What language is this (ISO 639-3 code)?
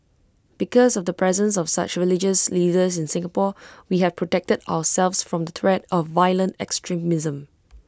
eng